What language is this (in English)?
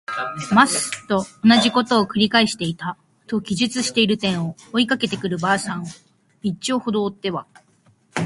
Japanese